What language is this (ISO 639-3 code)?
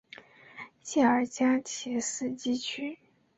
zho